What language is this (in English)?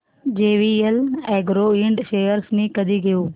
Marathi